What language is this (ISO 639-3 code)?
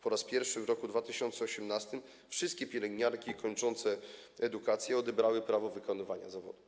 pol